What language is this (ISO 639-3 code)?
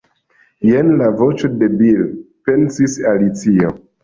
epo